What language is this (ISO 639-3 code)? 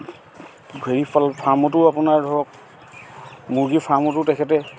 asm